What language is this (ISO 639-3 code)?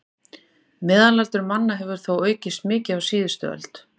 isl